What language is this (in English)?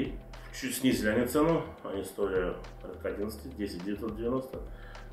Russian